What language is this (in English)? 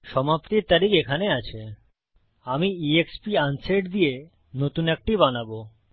Bangla